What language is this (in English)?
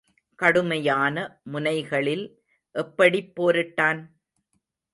Tamil